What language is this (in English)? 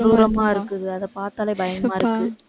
Tamil